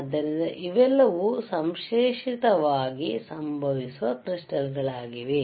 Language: Kannada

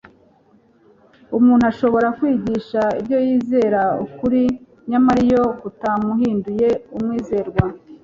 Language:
Kinyarwanda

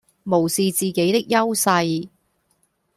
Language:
Cantonese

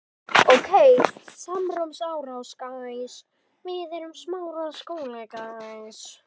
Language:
Icelandic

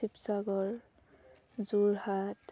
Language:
Assamese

